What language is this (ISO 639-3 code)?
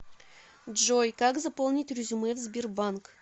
rus